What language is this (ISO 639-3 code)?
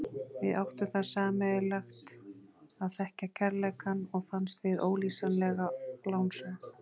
isl